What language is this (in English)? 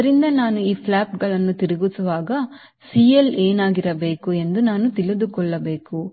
Kannada